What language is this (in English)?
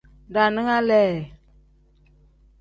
Tem